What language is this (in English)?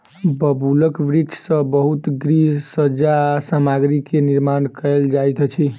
Maithili